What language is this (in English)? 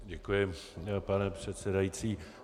Czech